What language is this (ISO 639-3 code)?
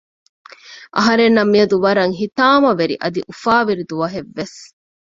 div